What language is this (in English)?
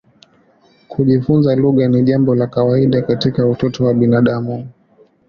Swahili